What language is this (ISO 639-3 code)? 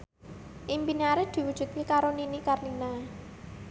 jav